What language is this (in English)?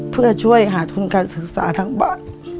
Thai